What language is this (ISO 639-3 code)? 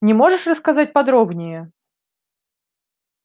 rus